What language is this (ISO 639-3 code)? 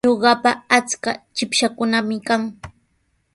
qws